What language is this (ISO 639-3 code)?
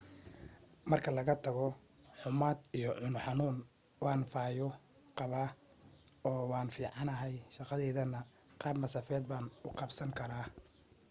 som